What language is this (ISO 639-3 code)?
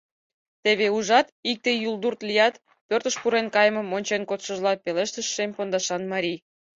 chm